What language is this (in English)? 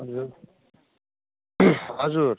Nepali